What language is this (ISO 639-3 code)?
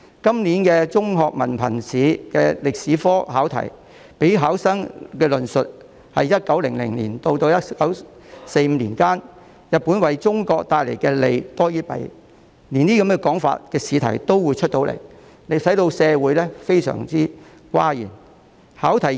yue